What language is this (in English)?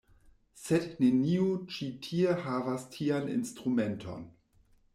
Esperanto